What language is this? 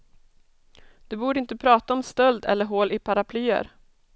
Swedish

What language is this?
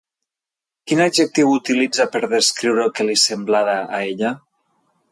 Catalan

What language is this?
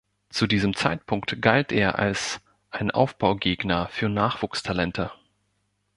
German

